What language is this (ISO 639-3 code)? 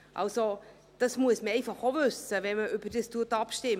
gsw